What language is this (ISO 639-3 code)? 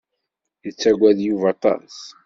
kab